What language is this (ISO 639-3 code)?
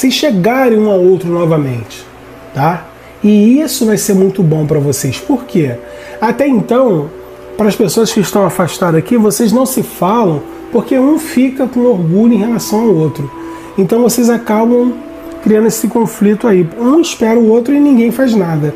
por